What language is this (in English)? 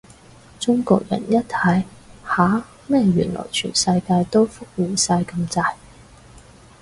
Cantonese